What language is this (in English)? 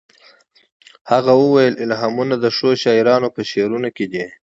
Pashto